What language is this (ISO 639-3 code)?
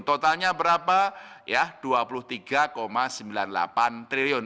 ind